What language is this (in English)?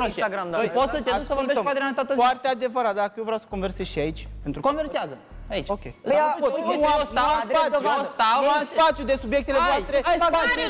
Romanian